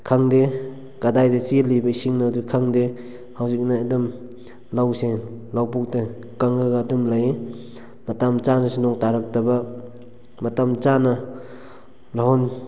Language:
Manipuri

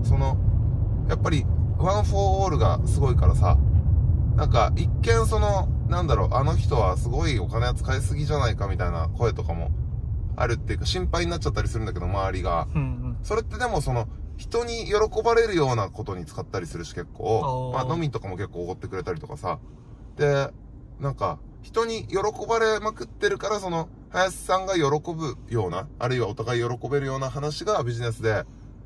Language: Japanese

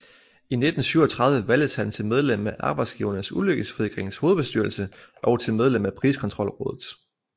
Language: Danish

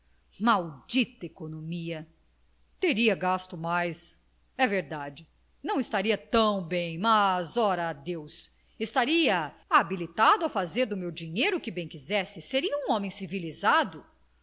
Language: Portuguese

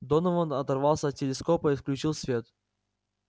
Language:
Russian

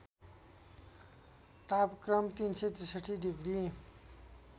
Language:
Nepali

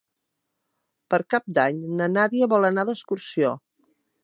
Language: Catalan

